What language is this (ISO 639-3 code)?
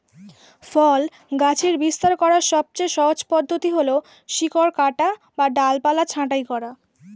ben